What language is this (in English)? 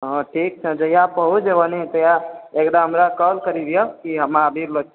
Maithili